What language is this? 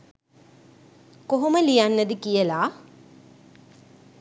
Sinhala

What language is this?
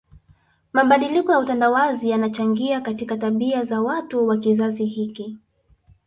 Swahili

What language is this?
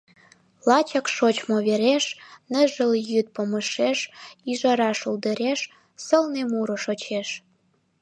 Mari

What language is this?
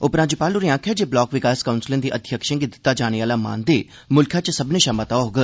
Dogri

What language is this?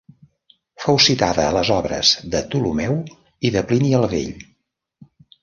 Catalan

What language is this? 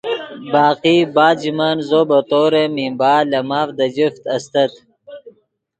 Yidgha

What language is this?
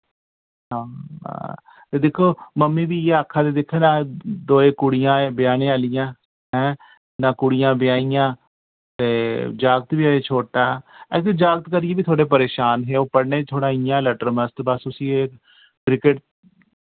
Dogri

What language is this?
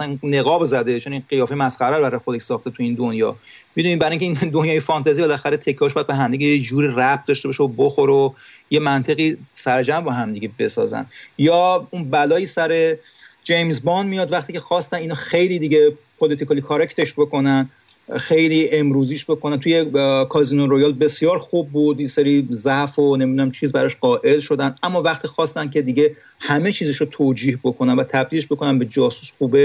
Persian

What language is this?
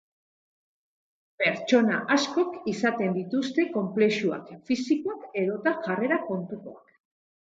Basque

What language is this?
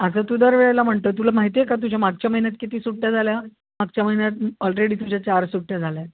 Marathi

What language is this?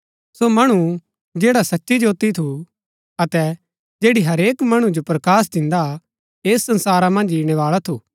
Gaddi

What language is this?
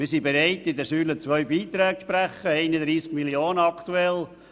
Swiss German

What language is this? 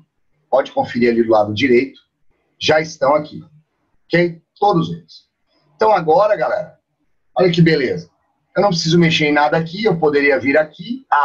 Portuguese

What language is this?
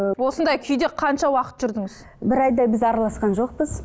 Kazakh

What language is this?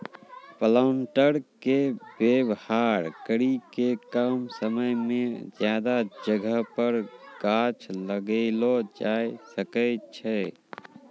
Maithili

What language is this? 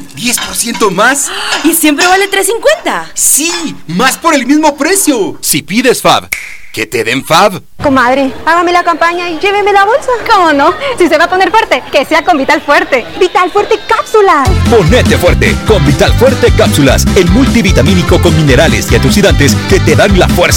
Spanish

